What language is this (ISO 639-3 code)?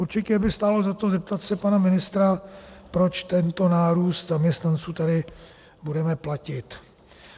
ces